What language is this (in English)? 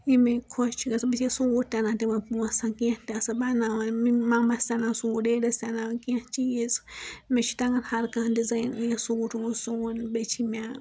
Kashmiri